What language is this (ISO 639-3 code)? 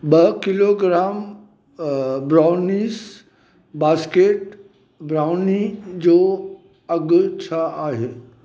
snd